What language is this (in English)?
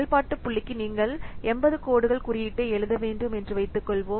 Tamil